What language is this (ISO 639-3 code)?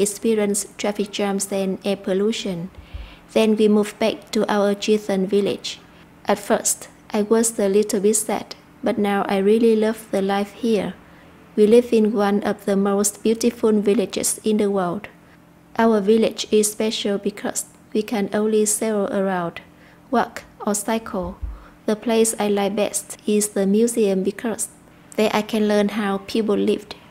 vie